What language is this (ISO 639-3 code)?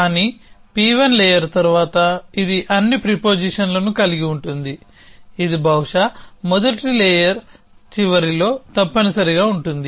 tel